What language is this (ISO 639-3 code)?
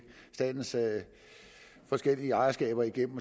dan